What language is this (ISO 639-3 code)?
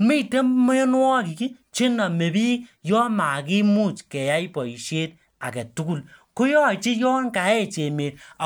kln